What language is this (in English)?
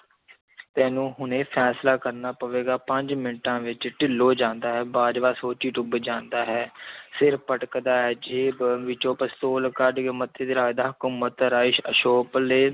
Punjabi